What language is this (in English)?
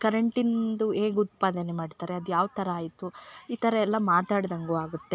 Kannada